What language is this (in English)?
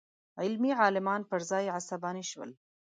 Pashto